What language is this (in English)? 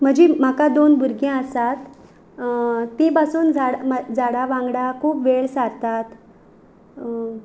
Konkani